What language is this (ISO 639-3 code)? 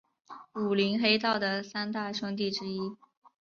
zho